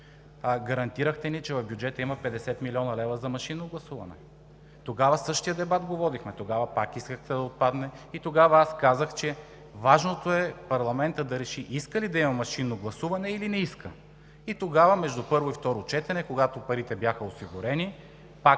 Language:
Bulgarian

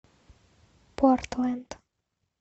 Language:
Russian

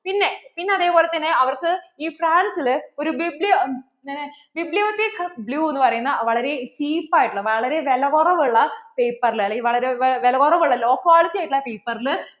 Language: Malayalam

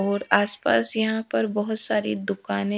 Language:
Hindi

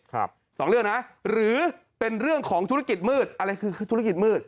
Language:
Thai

